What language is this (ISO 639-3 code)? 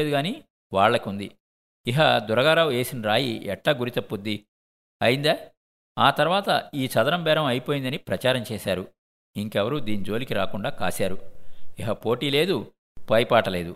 tel